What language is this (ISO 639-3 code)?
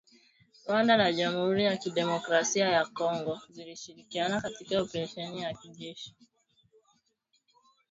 swa